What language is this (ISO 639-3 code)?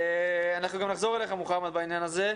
heb